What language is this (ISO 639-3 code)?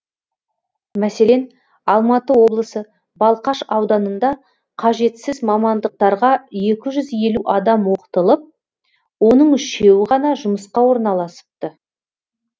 kaz